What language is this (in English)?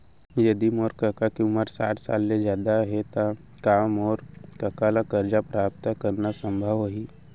Chhattisgarhi